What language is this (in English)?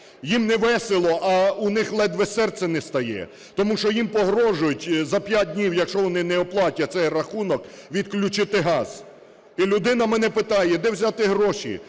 Ukrainian